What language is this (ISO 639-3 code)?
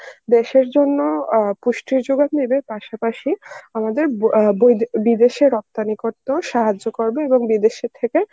ben